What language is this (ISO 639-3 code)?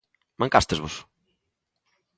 glg